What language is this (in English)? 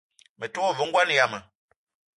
Eton (Cameroon)